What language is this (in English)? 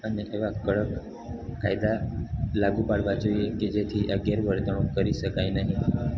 Gujarati